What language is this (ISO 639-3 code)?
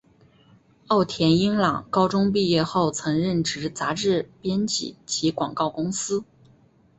zho